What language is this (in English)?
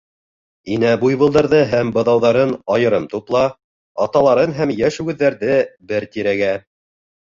Bashkir